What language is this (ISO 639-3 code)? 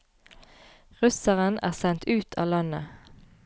nor